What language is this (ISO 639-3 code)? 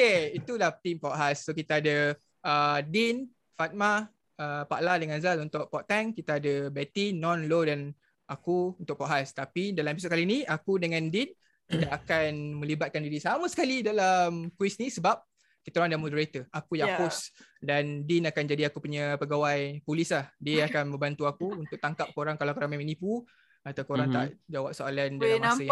msa